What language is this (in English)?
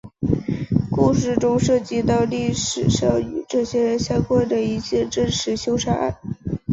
Chinese